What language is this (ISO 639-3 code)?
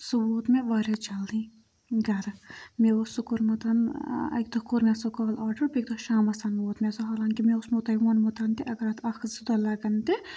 kas